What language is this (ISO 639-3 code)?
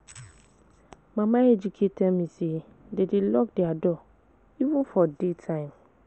pcm